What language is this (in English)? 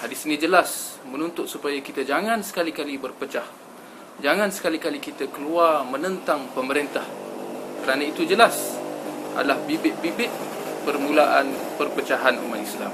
Malay